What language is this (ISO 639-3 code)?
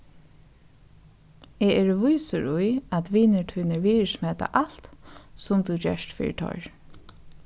fao